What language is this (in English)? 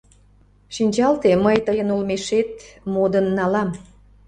Mari